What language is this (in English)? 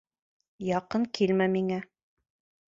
Bashkir